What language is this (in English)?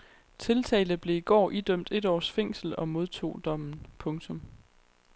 Danish